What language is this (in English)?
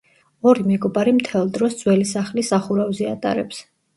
Georgian